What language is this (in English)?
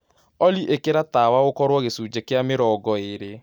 Kikuyu